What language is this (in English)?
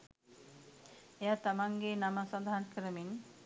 Sinhala